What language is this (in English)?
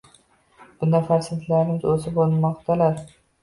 Uzbek